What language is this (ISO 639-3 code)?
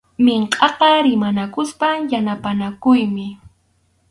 qxu